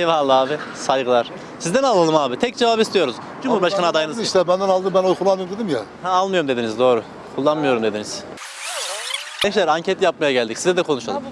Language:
Turkish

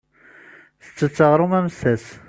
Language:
Kabyle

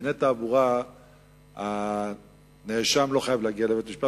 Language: Hebrew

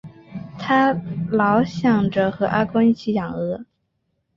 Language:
Chinese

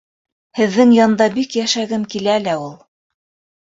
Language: Bashkir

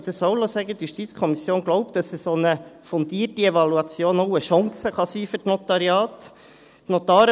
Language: Swiss German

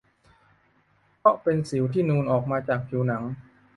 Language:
Thai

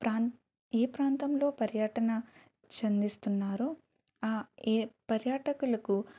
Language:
Telugu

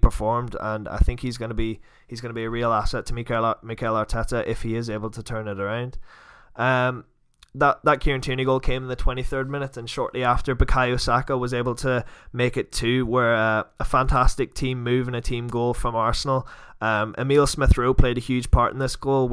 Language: English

